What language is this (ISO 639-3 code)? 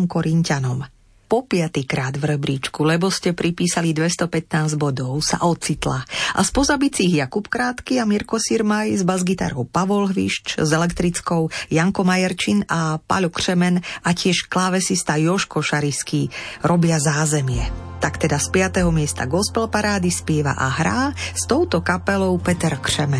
slk